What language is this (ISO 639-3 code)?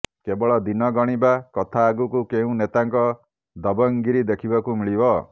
ori